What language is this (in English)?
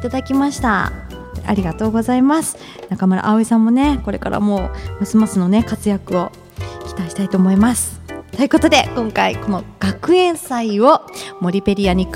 Japanese